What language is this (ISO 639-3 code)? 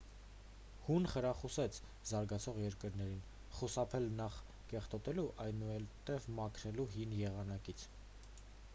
hye